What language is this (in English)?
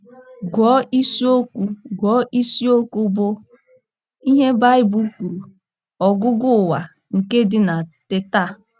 Igbo